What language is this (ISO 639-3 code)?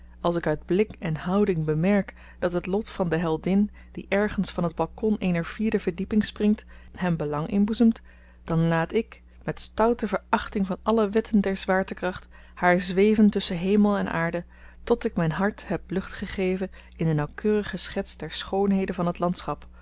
nld